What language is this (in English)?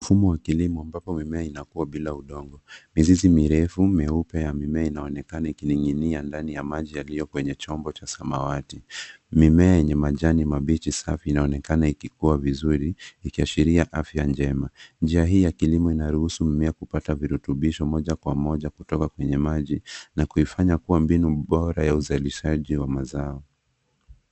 Swahili